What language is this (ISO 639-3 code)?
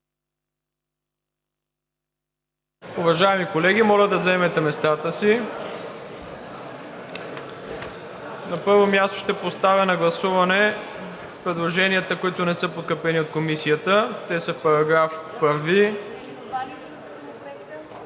bul